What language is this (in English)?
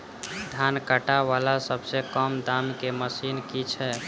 Maithili